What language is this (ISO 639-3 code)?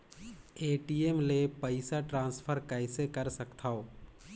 hne